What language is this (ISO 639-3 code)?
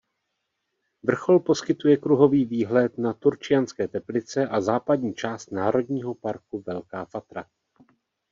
ces